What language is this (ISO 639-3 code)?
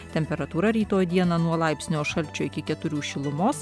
lit